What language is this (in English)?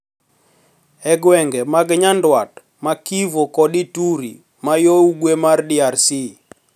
Luo (Kenya and Tanzania)